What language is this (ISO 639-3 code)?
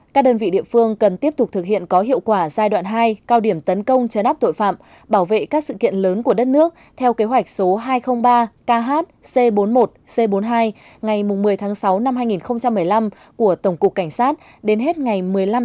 vie